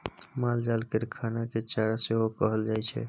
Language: Maithili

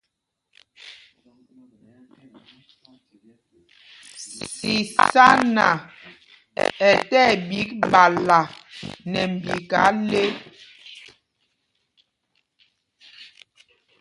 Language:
Mpumpong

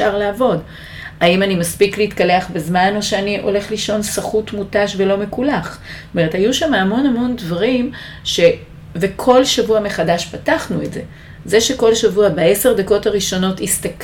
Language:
Hebrew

